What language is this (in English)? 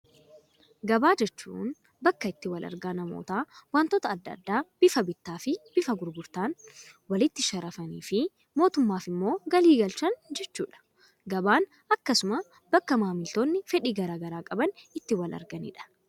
Oromo